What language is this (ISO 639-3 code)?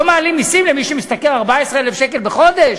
heb